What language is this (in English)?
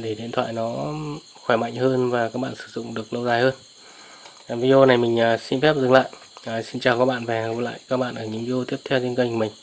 Vietnamese